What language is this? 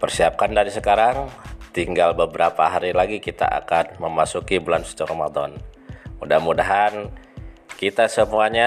Indonesian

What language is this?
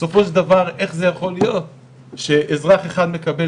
Hebrew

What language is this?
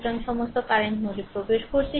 Bangla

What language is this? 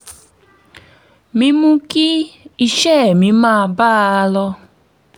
Yoruba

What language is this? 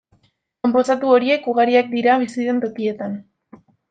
Basque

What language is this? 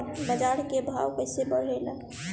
Bhojpuri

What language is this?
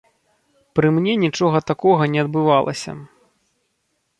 Belarusian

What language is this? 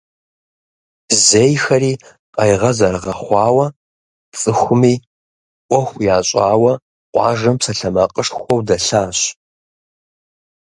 Kabardian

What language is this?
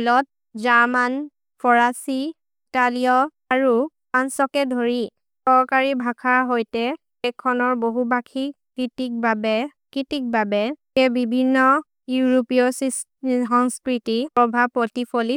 Maria (India)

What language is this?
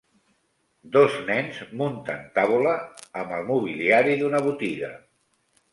Catalan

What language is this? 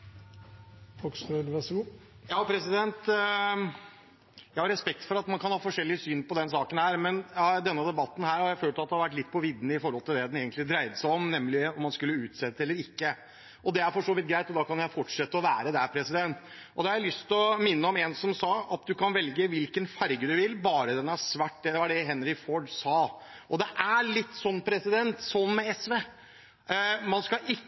Norwegian Bokmål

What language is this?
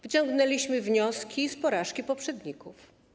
Polish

